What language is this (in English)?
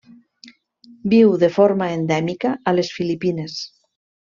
Catalan